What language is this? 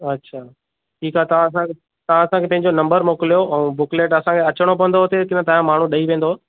Sindhi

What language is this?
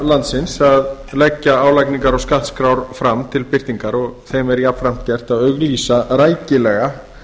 Icelandic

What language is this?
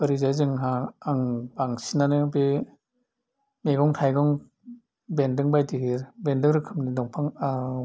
Bodo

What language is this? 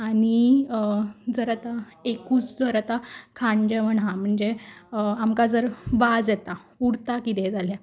Konkani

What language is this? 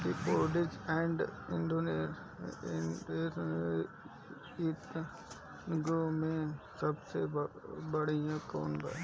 Bhojpuri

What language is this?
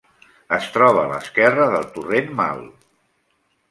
Catalan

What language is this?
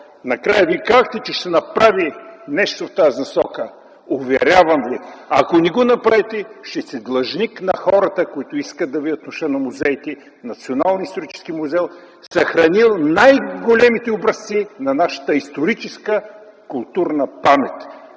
Bulgarian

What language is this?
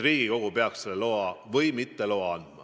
Estonian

